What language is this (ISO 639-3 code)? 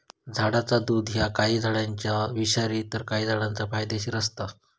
mar